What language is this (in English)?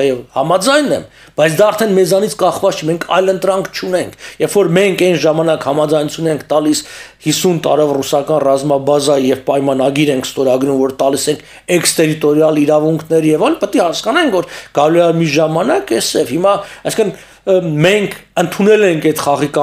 Romanian